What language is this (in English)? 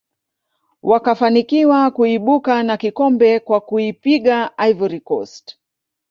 Swahili